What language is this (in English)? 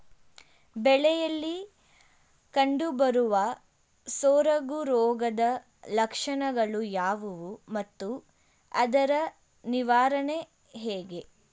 Kannada